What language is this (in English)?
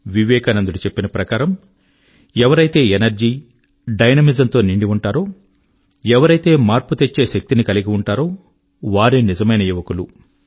Telugu